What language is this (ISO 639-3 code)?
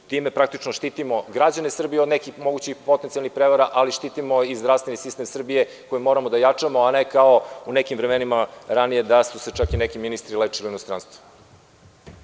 srp